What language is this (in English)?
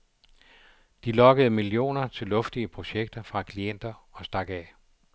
Danish